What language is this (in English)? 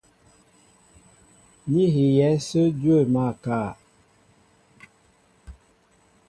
Mbo (Cameroon)